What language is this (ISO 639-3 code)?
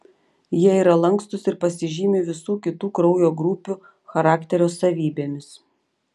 lit